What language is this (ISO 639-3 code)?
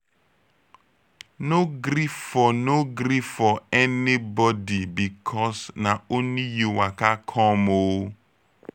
pcm